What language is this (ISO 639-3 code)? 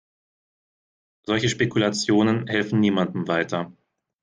deu